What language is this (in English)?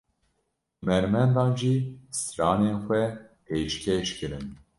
Kurdish